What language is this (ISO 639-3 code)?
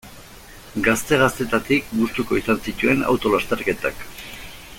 eus